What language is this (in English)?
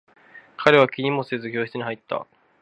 Japanese